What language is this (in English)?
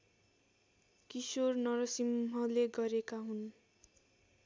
Nepali